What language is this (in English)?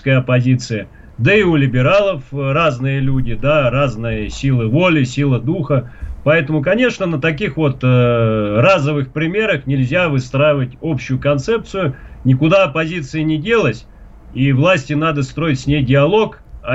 Russian